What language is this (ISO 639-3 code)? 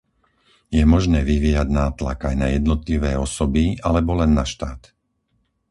slk